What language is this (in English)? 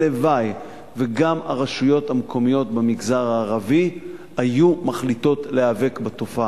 Hebrew